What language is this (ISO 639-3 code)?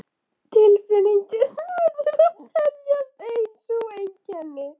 isl